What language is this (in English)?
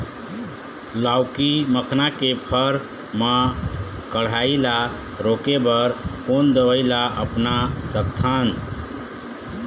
Chhattisgarhi